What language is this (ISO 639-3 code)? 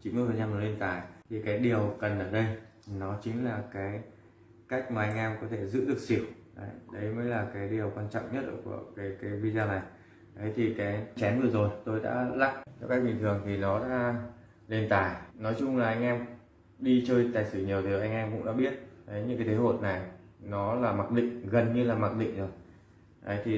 vie